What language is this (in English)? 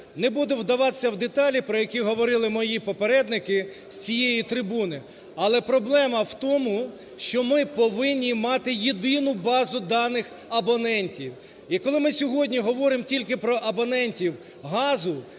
Ukrainian